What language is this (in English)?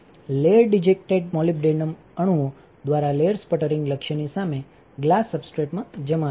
Gujarati